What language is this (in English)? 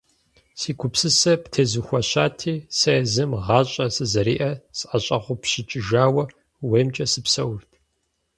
Kabardian